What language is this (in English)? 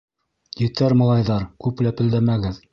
Bashkir